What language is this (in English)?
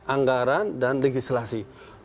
Indonesian